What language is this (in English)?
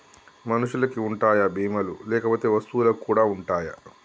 Telugu